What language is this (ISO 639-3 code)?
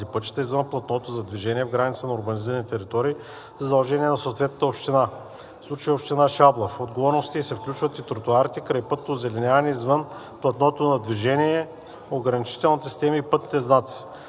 bul